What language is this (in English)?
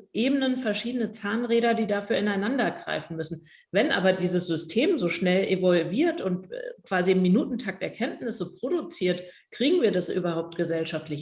German